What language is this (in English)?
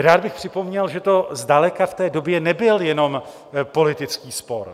Czech